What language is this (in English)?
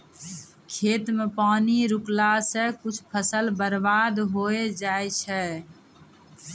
Maithili